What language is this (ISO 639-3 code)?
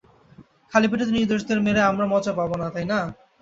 ben